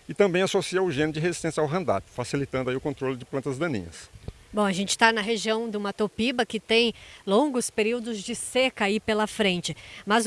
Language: Portuguese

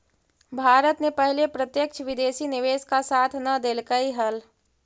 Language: Magahi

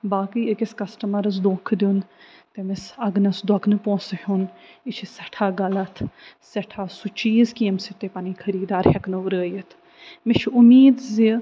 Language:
Kashmiri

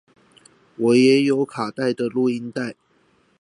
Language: Chinese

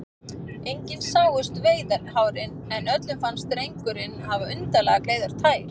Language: Icelandic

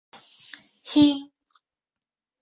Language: Bashkir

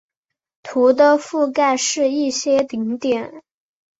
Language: Chinese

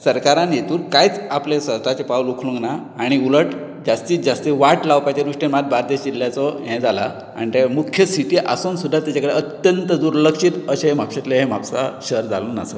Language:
Konkani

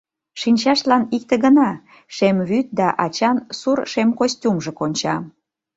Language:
Mari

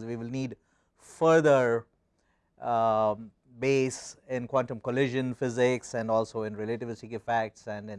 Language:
English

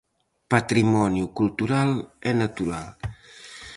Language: Galician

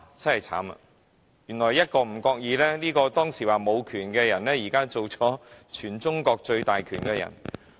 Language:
Cantonese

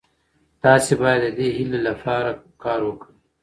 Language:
Pashto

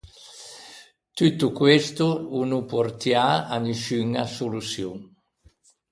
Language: Ligurian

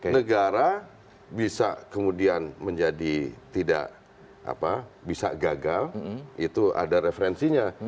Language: Indonesian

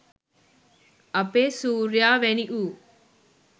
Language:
Sinhala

